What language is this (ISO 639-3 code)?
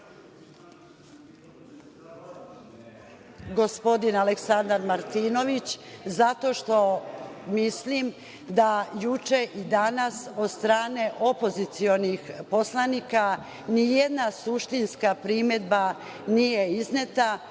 srp